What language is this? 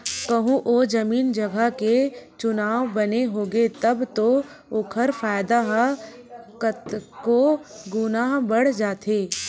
Chhattisgarhi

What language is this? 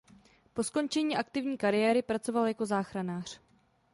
Czech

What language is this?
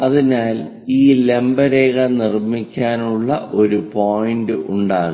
Malayalam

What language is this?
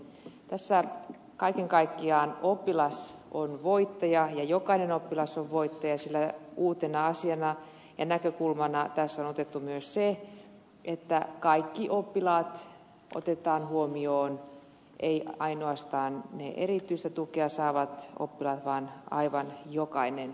Finnish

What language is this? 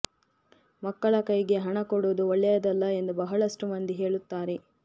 Kannada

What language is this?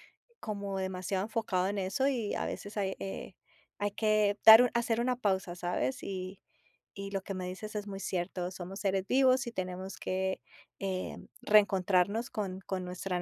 Spanish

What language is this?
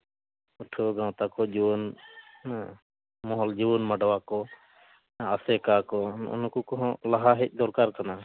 Santali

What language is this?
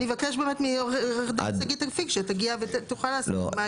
Hebrew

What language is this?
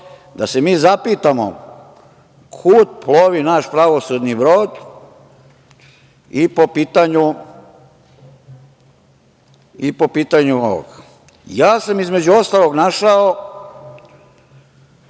Serbian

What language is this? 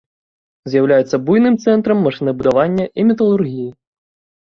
Belarusian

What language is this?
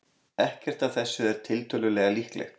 Icelandic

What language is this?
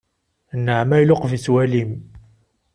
Kabyle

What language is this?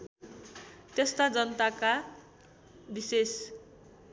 Nepali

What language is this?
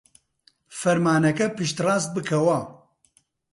Central Kurdish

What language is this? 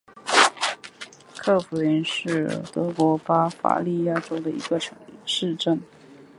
Chinese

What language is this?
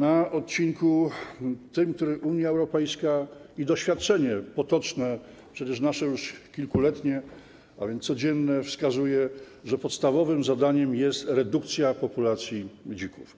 Polish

